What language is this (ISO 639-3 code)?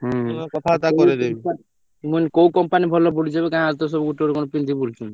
ori